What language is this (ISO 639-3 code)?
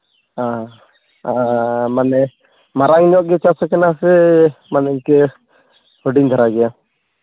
sat